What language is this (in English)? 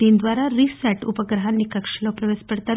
Telugu